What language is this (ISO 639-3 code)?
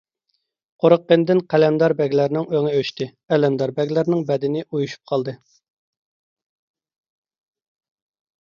uig